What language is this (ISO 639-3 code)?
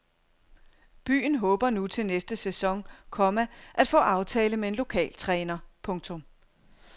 dan